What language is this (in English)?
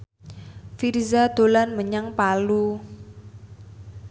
Javanese